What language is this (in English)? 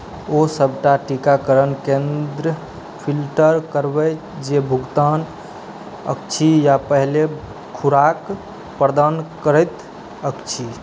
Maithili